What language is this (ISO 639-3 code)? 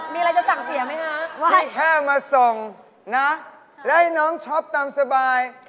tha